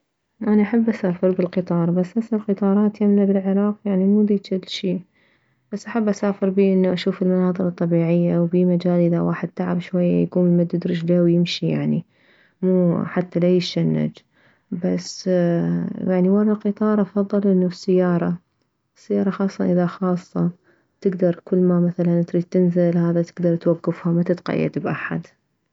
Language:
Mesopotamian Arabic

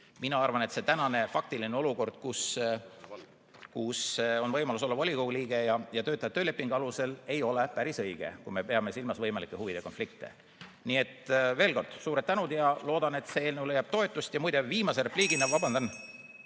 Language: Estonian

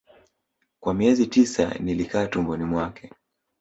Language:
Swahili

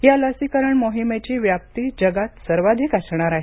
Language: Marathi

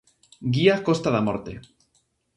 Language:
Galician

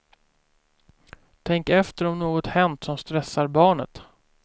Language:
Swedish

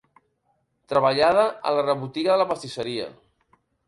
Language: Catalan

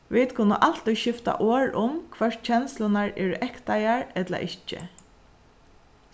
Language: Faroese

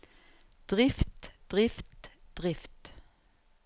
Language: Norwegian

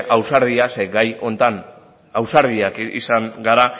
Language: Basque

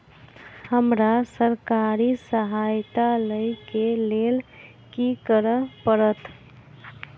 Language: Maithili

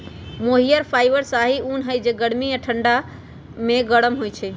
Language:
Magahi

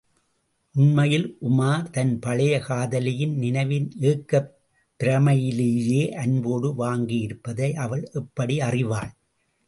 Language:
Tamil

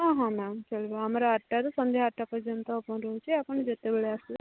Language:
Odia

